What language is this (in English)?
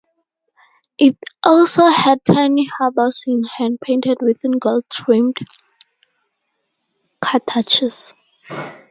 English